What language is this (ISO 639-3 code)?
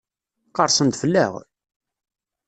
kab